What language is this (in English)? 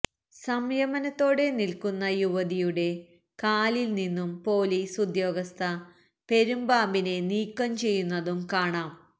Malayalam